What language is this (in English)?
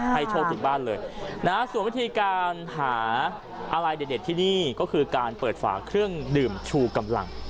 Thai